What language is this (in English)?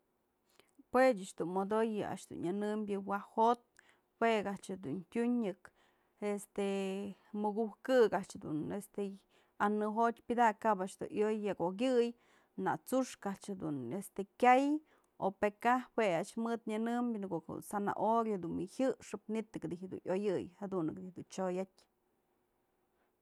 Mazatlán Mixe